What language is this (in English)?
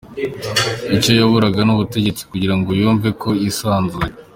Kinyarwanda